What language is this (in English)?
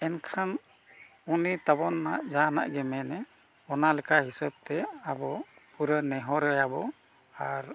Santali